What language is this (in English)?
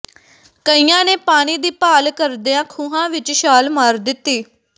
Punjabi